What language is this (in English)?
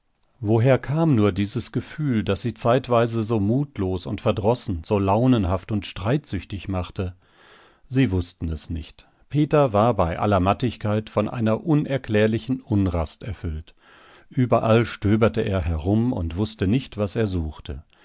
German